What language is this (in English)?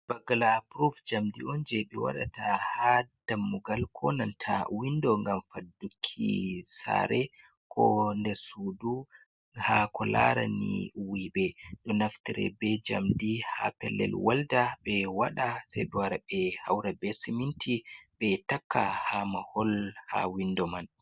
Fula